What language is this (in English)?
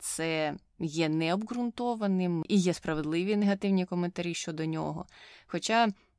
Ukrainian